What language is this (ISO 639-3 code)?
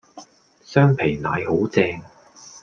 yue